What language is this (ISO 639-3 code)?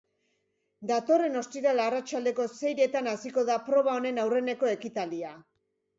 eus